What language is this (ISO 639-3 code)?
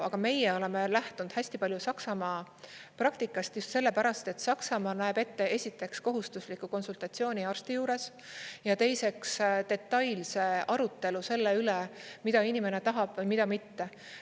est